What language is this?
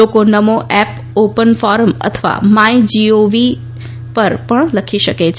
Gujarati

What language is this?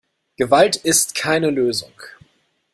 German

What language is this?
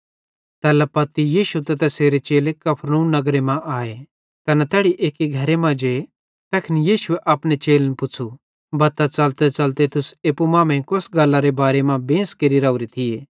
Bhadrawahi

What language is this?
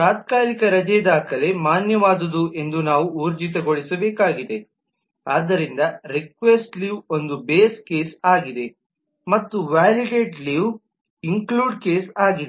Kannada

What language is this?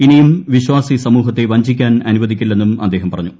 Malayalam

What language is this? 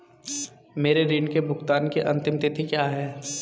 Hindi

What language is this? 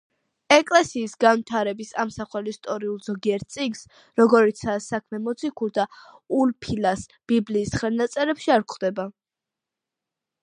Georgian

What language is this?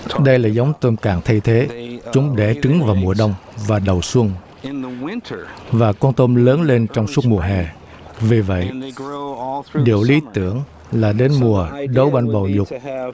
Vietnamese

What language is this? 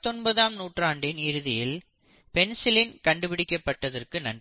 Tamil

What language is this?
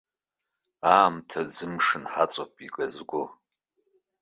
Abkhazian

